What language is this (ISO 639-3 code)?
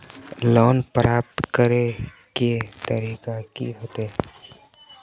mag